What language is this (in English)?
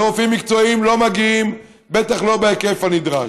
Hebrew